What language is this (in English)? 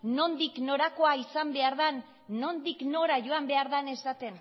Basque